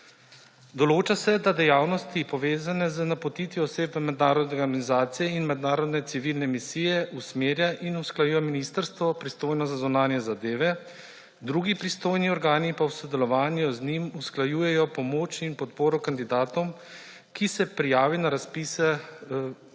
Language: Slovenian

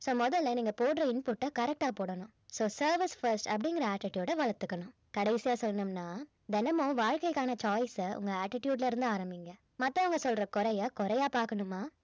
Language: Tamil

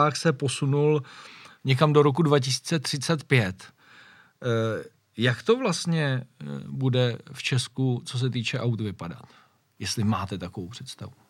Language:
Czech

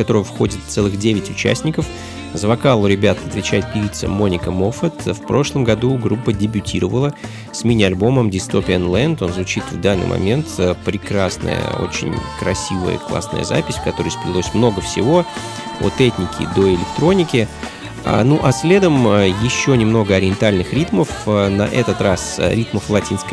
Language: Russian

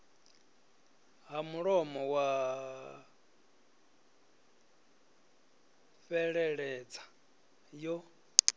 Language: Venda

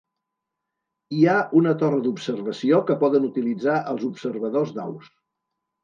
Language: Catalan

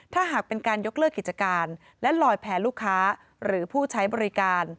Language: Thai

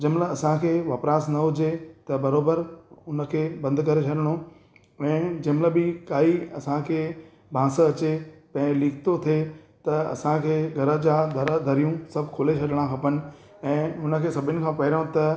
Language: Sindhi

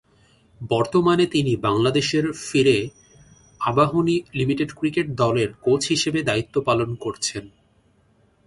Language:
Bangla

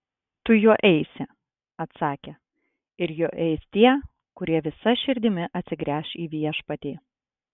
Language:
Lithuanian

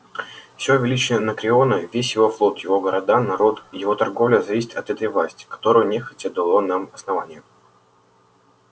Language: Russian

